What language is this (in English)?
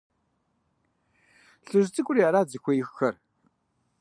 Kabardian